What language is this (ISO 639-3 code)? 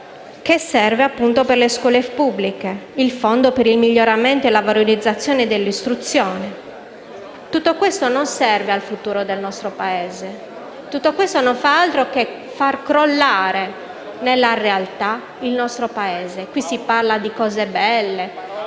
ita